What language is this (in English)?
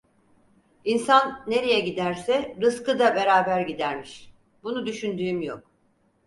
Turkish